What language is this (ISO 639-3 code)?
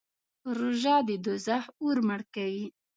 pus